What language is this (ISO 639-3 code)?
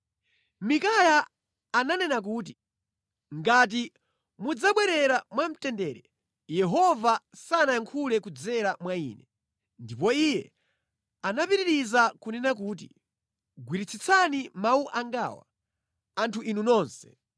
nya